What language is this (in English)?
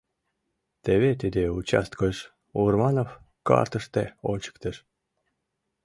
Mari